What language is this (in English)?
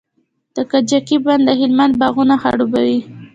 Pashto